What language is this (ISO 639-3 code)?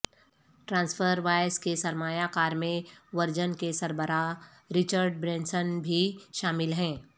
urd